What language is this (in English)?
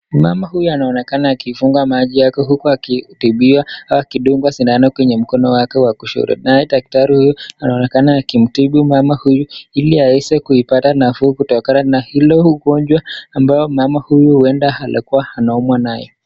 Swahili